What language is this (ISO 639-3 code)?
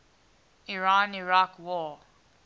eng